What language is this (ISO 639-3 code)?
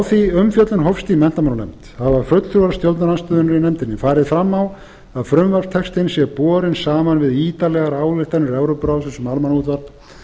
isl